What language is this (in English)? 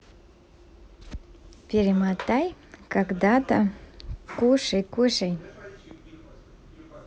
Russian